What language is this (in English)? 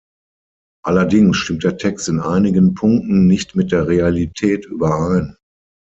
German